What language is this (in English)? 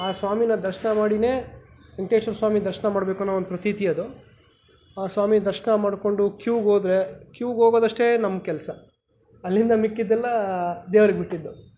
Kannada